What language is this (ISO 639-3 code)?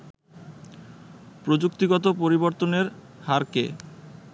ben